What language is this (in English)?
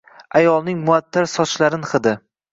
Uzbek